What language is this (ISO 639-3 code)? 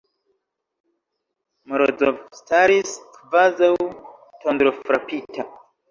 epo